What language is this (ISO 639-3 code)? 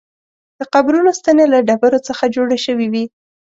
pus